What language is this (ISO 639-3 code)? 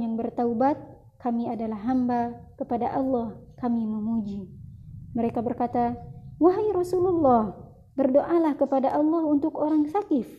ind